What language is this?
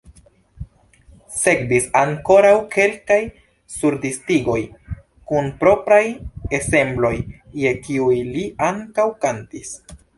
Esperanto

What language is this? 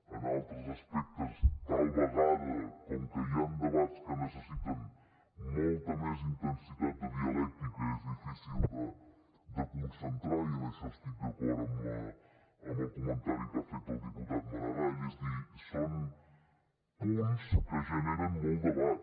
Catalan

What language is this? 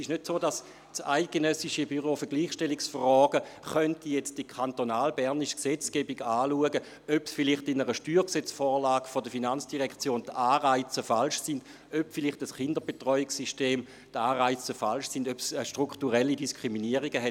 Swiss German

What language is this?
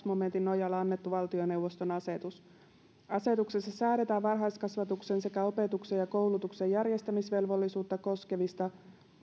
Finnish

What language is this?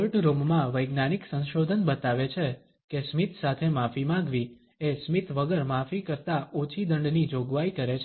Gujarati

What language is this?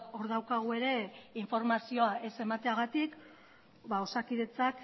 Basque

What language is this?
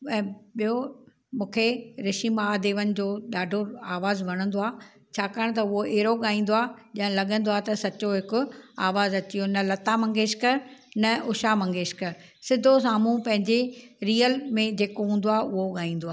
Sindhi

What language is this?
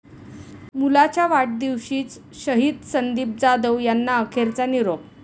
Marathi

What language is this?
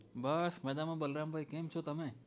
Gujarati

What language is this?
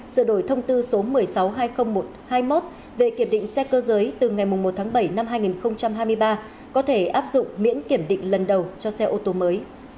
Vietnamese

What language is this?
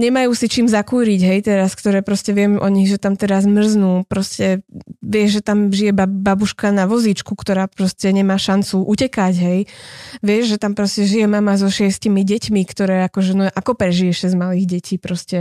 Slovak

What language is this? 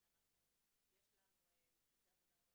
Hebrew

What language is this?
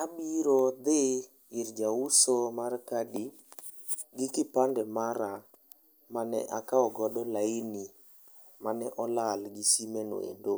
Luo (Kenya and Tanzania)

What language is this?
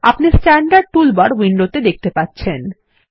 Bangla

